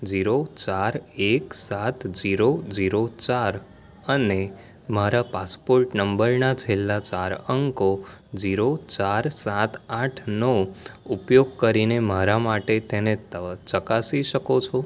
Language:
Gujarati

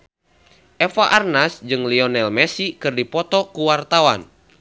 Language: Sundanese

